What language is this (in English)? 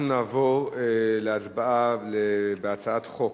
Hebrew